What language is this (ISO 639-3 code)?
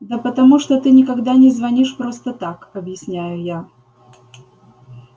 rus